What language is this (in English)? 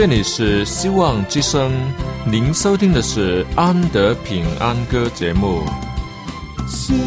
Chinese